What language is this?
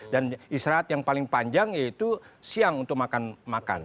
Indonesian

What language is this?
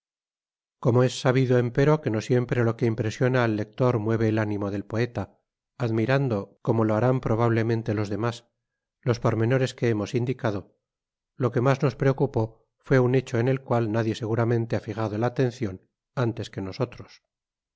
Spanish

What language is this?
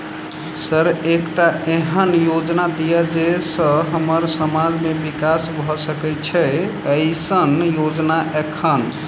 Maithili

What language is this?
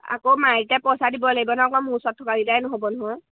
Assamese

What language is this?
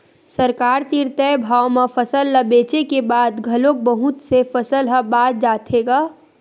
Chhattisgarhi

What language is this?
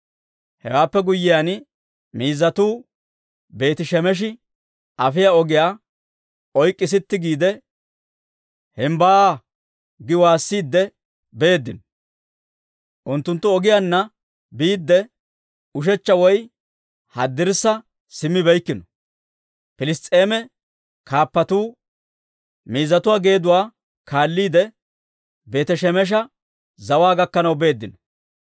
Dawro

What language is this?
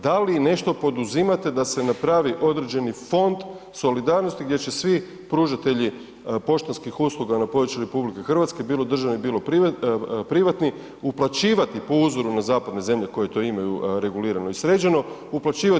Croatian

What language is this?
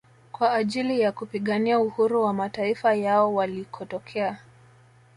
Swahili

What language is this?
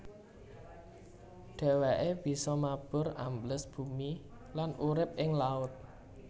Javanese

